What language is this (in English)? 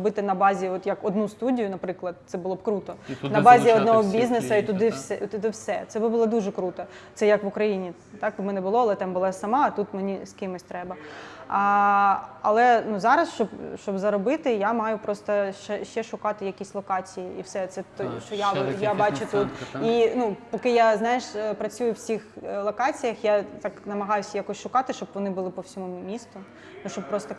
Ukrainian